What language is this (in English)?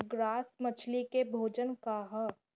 Bhojpuri